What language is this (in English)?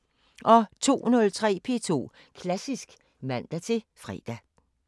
Danish